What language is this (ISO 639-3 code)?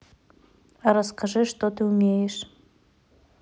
rus